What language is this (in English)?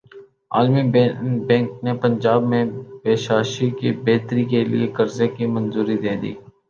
Urdu